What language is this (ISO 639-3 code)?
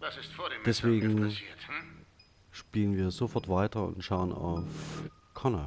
deu